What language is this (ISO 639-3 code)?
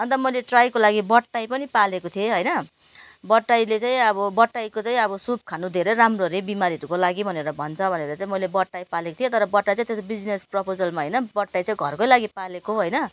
nep